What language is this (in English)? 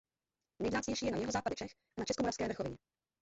Czech